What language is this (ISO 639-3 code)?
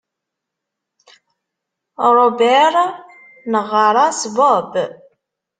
kab